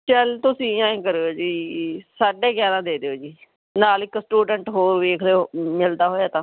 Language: Punjabi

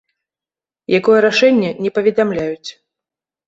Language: Belarusian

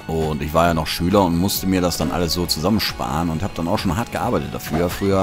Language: German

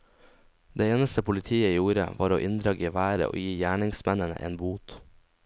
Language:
Norwegian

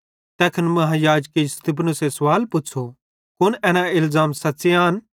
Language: Bhadrawahi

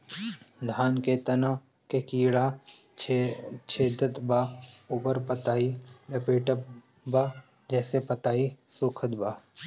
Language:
Bhojpuri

